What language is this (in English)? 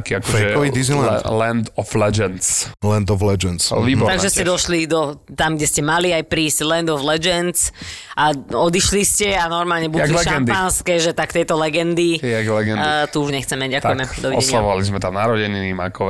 Slovak